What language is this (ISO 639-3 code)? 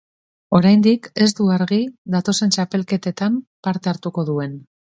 eus